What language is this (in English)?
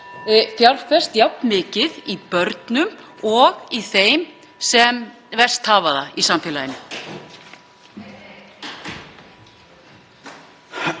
Icelandic